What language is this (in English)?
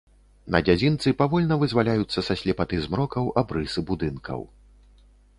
Belarusian